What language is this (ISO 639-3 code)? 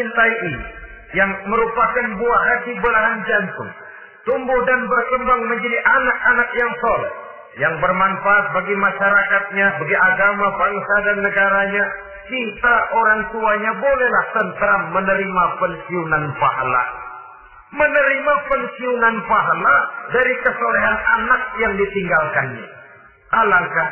ind